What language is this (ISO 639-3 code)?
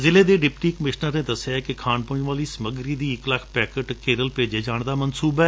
pan